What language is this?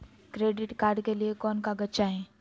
Magahi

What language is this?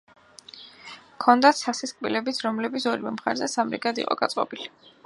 Georgian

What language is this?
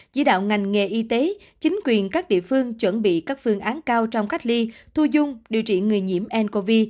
Vietnamese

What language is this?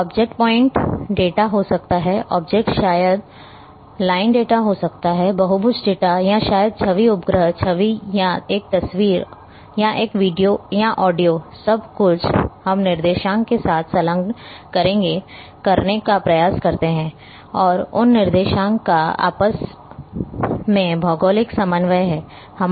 Hindi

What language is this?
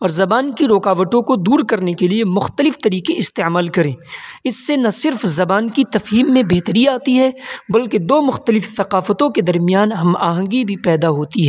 Urdu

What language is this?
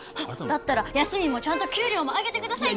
Japanese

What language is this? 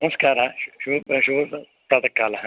Sanskrit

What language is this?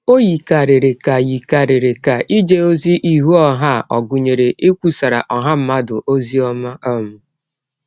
Igbo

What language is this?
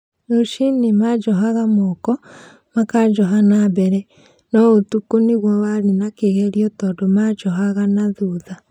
Kikuyu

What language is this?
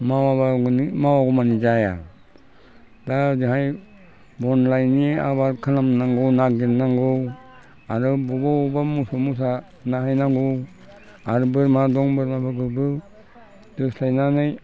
Bodo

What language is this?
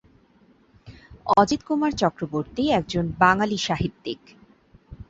Bangla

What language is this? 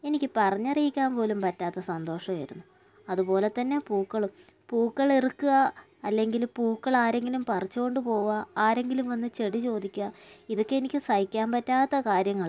Malayalam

